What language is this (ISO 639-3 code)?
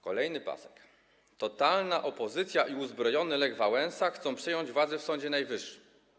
pol